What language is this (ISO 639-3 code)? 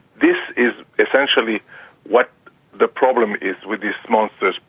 eng